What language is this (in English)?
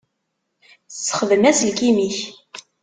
Kabyle